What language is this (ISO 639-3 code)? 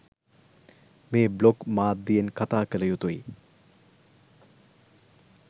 sin